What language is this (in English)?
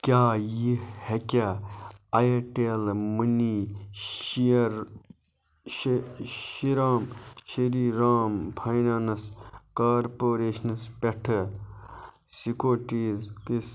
Kashmiri